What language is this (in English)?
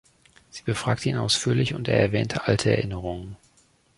German